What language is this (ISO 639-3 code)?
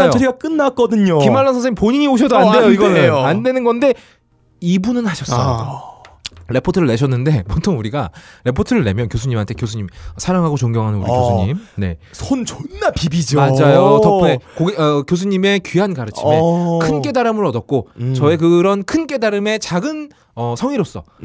kor